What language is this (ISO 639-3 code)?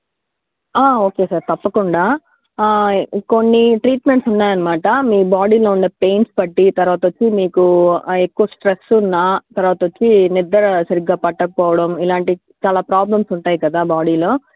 tel